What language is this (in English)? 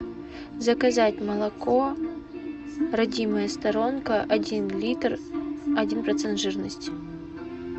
Russian